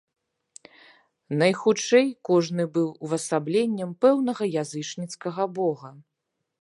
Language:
Belarusian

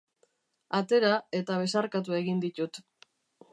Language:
Basque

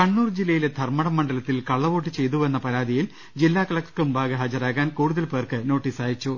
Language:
Malayalam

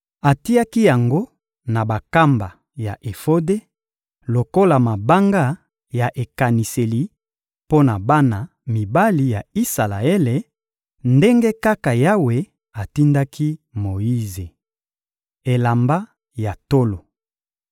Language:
Lingala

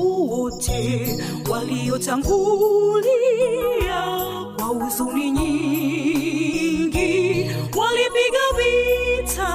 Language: Swahili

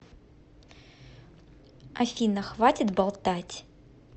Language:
Russian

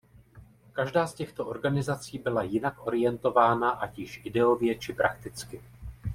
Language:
Czech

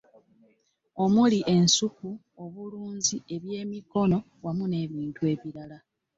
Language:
Ganda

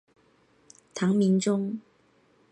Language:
Chinese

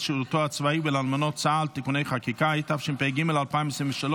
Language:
Hebrew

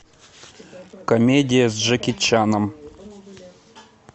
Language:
Russian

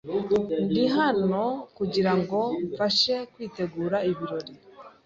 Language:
Kinyarwanda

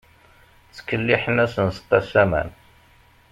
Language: Kabyle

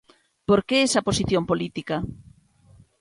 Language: Galician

